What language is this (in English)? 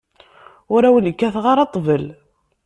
Kabyle